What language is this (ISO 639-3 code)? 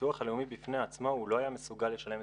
heb